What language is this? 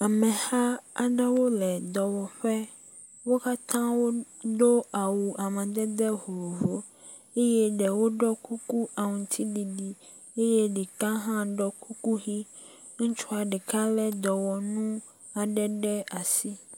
Ewe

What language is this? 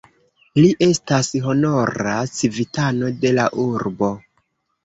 Esperanto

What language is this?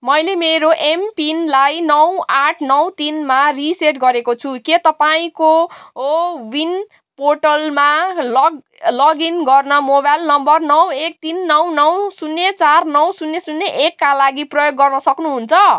Nepali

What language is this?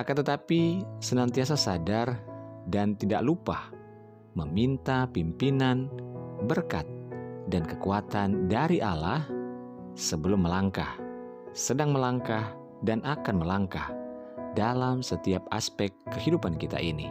Indonesian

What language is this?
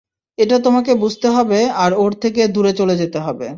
Bangla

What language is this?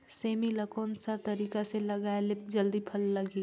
Chhattisgarhi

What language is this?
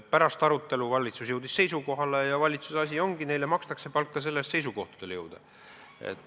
Estonian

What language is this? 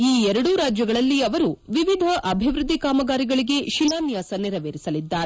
Kannada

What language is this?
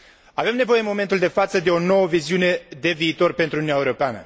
Romanian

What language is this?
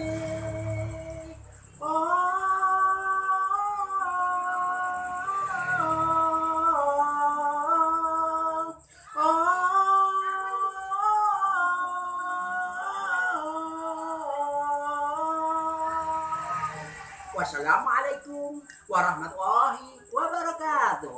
Indonesian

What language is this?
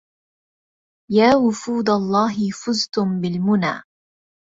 Arabic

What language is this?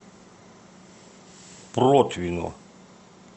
Russian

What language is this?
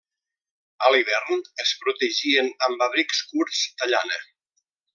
Catalan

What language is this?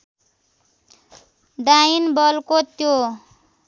Nepali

